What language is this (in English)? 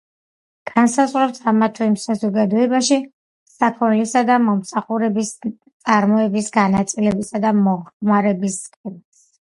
Georgian